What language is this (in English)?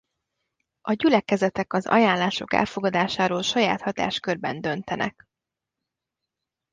Hungarian